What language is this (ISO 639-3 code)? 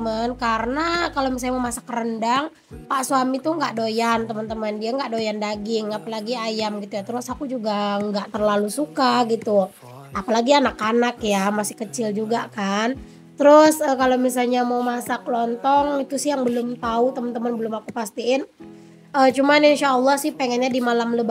ind